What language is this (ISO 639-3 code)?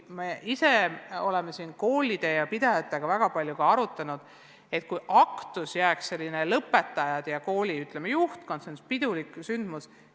est